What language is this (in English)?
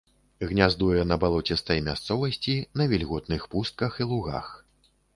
Belarusian